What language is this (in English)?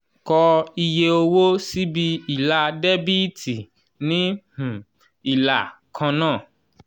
Yoruba